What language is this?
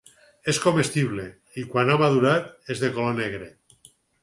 Catalan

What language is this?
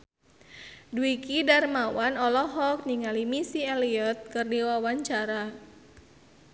Sundanese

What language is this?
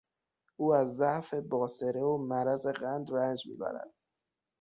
Persian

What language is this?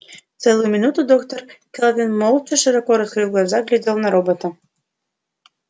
Russian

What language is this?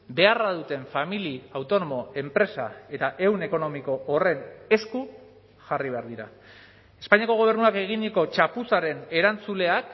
Basque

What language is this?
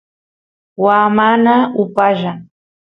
Santiago del Estero Quichua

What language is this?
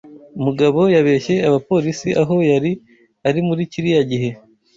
Kinyarwanda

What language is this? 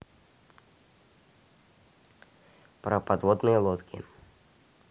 Russian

